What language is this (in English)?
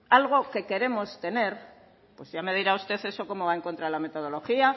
Spanish